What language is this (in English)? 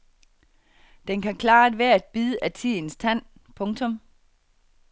Danish